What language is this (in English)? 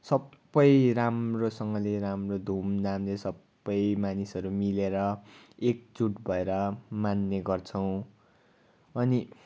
Nepali